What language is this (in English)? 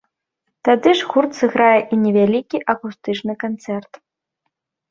Belarusian